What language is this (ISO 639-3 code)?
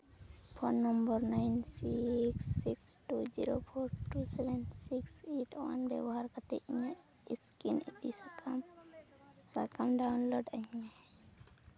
sat